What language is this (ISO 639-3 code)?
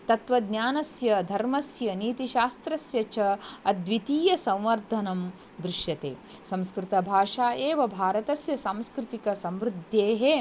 san